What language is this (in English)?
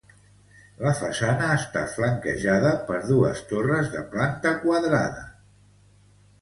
Catalan